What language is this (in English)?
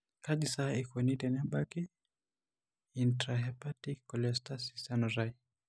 Masai